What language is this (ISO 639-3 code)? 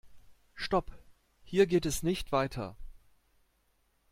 deu